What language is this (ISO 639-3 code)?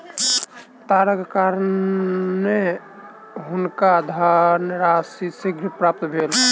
mai